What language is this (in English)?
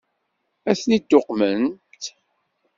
Kabyle